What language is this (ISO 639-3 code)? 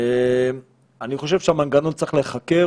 heb